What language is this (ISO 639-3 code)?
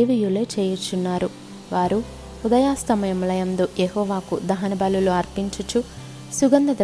tel